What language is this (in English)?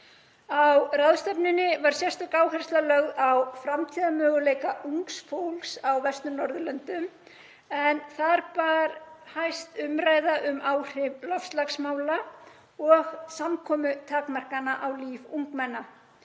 Icelandic